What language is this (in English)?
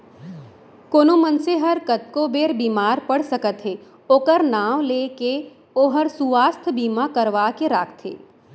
Chhattisgarhi